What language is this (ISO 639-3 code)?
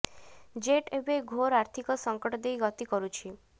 ori